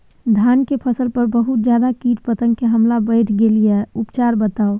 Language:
Maithili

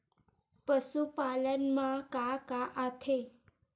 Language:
Chhattisgarhi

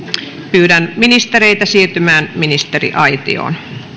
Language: Finnish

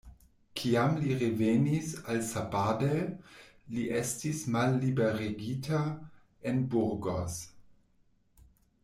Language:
Esperanto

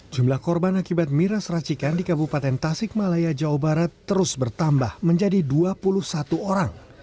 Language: Indonesian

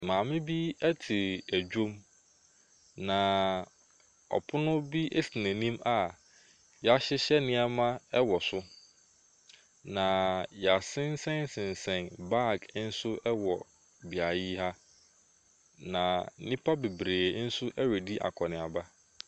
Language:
Akan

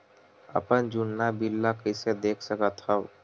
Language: Chhattisgarhi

